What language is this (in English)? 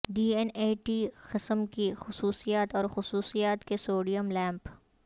Urdu